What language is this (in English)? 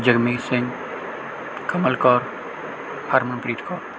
Punjabi